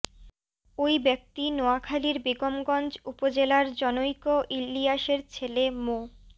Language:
Bangla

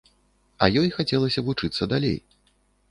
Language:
Belarusian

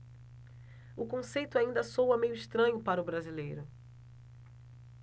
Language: Portuguese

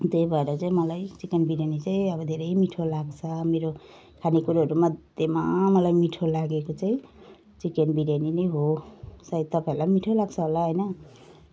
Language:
Nepali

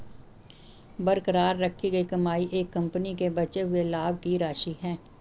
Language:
Hindi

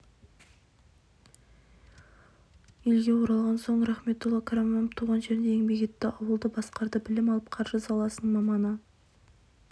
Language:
Kazakh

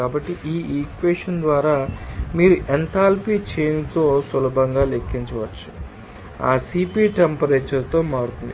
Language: Telugu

